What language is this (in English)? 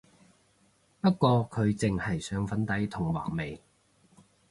Cantonese